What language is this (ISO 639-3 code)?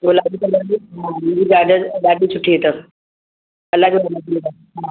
snd